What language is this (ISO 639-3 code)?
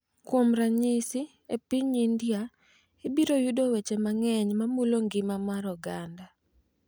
luo